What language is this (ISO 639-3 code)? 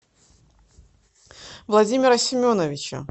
rus